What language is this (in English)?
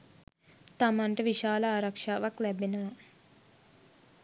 Sinhala